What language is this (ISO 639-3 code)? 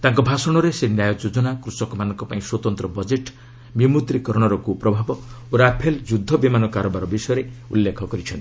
ori